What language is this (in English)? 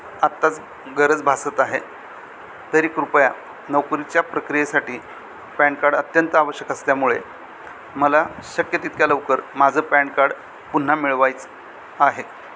Marathi